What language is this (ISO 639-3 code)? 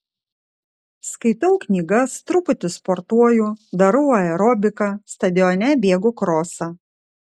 lit